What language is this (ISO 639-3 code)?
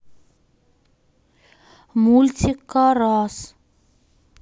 rus